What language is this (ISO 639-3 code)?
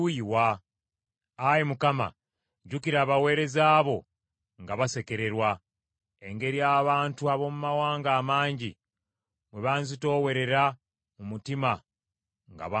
lug